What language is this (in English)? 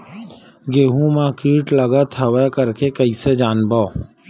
Chhattisgarhi